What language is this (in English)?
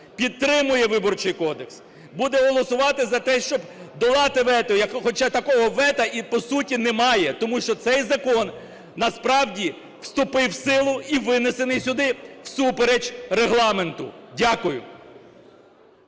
Ukrainian